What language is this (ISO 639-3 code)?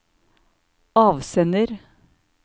nor